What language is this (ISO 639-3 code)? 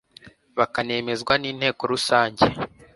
kin